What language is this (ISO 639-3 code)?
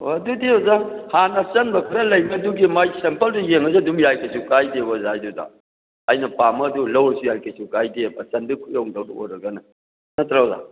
mni